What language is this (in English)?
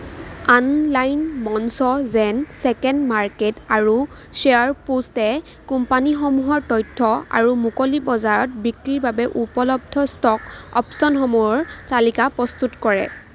Assamese